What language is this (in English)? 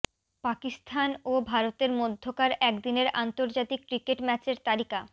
Bangla